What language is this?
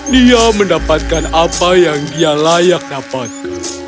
Indonesian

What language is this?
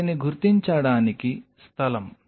Telugu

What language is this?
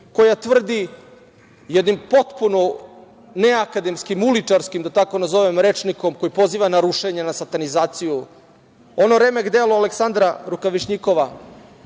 Serbian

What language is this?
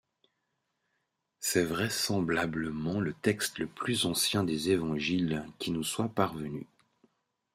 French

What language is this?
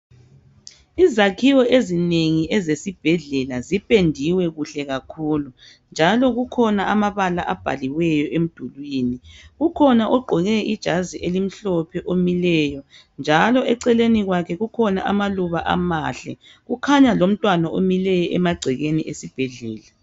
North Ndebele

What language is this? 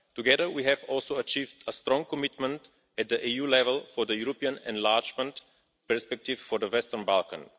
English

